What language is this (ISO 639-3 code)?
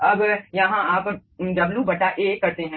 hin